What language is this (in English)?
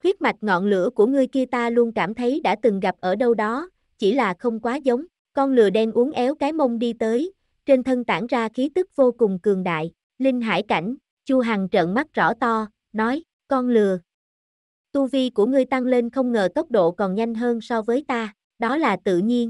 Vietnamese